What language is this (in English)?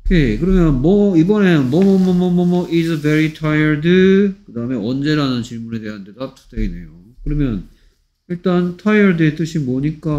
Korean